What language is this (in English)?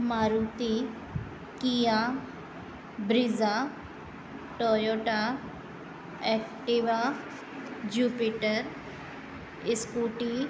Sindhi